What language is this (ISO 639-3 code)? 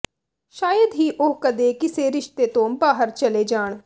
pan